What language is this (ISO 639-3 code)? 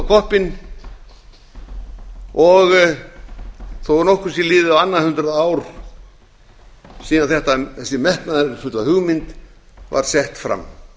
isl